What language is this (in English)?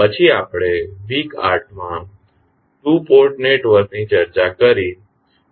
Gujarati